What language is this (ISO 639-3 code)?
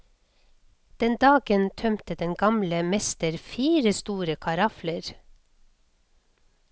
nor